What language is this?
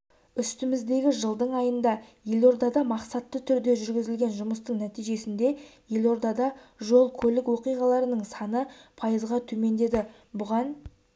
Kazakh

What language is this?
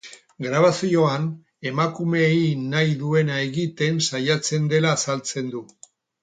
Basque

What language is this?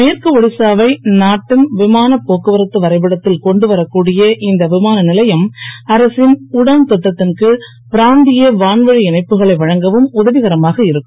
Tamil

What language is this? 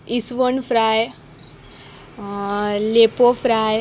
Konkani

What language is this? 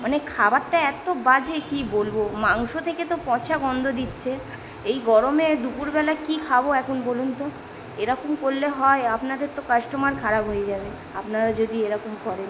Bangla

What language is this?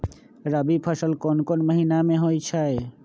Magahi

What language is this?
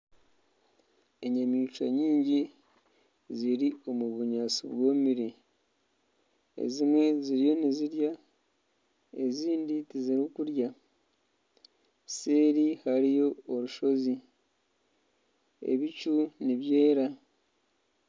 Nyankole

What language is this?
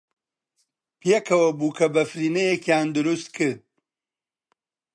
Central Kurdish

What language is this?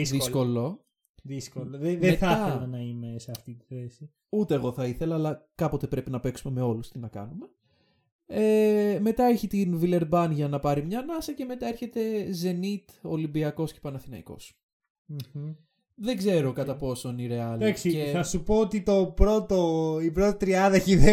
Greek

